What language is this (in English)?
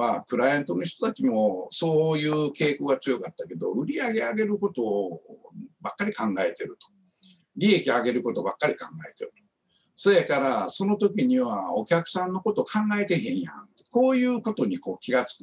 Japanese